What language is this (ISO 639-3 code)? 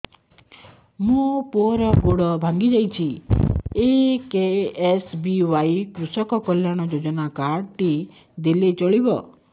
ori